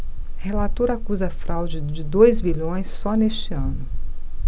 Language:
Portuguese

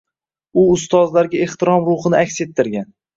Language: Uzbek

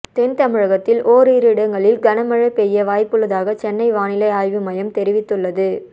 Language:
Tamil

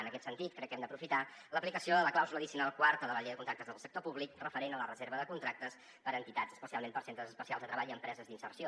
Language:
Catalan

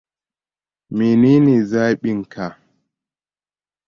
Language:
Hausa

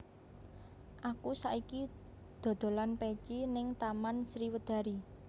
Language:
Javanese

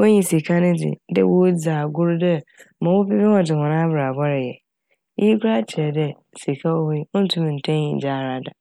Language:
Akan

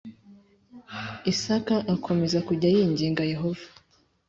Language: Kinyarwanda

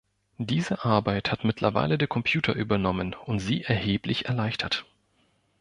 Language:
German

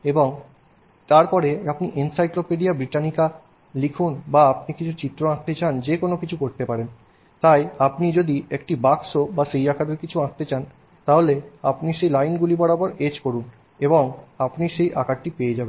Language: Bangla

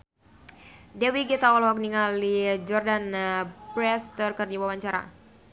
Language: Sundanese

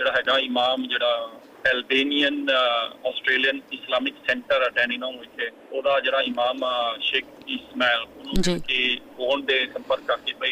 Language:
Punjabi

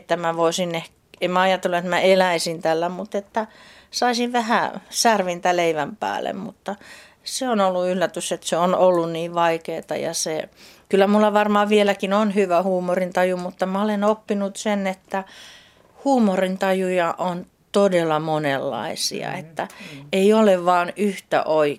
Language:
Finnish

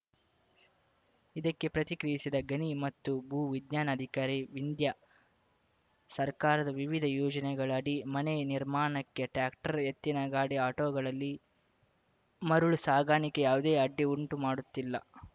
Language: Kannada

